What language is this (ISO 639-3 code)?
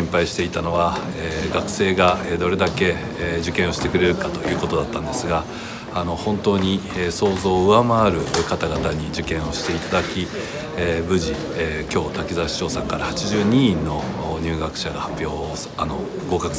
jpn